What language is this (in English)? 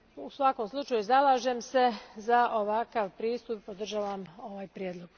Croatian